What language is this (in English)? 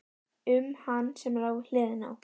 Icelandic